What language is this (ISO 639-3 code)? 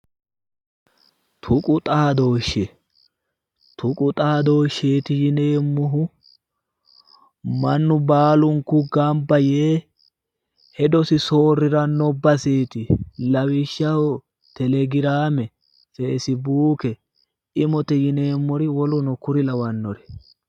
sid